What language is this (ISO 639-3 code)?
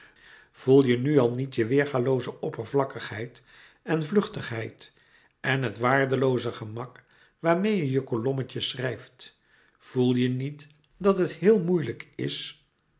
nld